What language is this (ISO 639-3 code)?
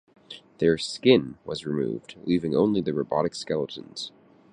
eng